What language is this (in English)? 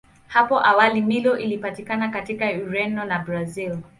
Swahili